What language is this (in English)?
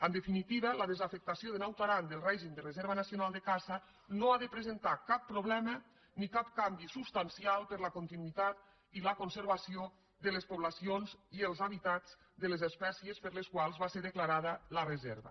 Catalan